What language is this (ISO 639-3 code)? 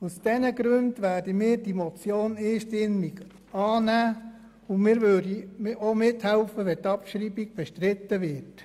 gsw